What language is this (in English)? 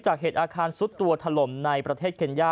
Thai